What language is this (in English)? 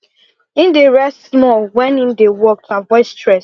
Nigerian Pidgin